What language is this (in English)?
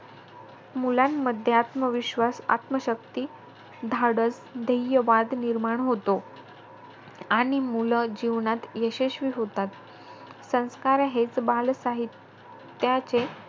Marathi